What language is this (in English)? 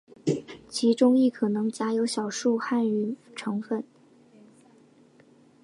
Chinese